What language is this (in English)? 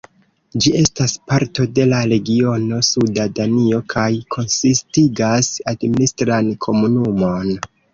Esperanto